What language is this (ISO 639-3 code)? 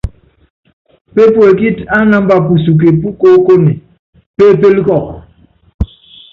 yav